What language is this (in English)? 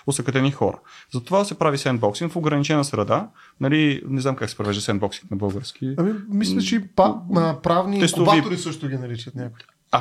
Bulgarian